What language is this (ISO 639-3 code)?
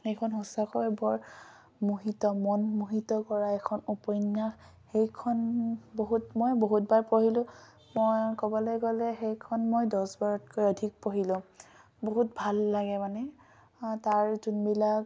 asm